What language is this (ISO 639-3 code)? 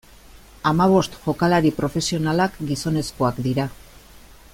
eus